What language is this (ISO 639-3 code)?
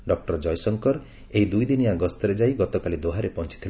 ori